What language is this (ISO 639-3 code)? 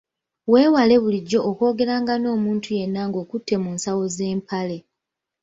lug